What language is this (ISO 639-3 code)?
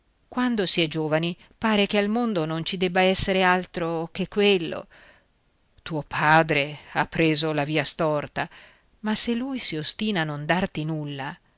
ita